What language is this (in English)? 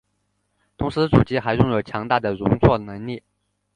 Chinese